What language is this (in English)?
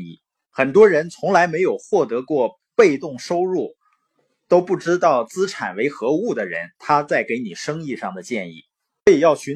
Chinese